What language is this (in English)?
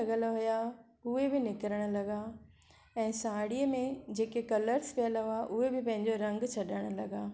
Sindhi